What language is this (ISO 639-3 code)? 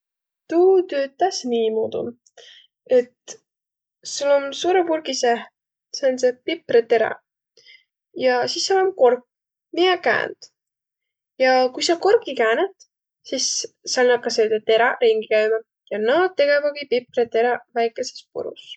vro